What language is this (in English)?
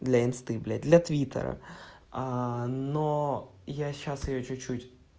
Russian